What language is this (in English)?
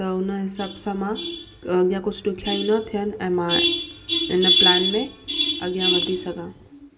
Sindhi